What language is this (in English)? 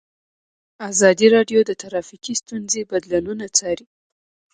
Pashto